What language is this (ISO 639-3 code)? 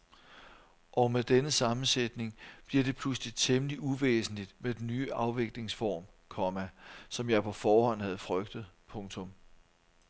dan